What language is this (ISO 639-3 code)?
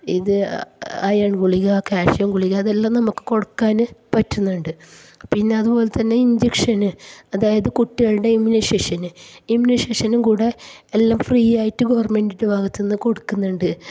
mal